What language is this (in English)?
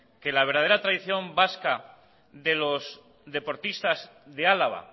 Spanish